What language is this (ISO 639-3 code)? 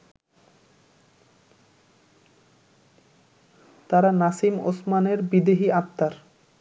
ben